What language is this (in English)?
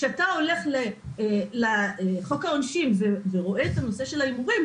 Hebrew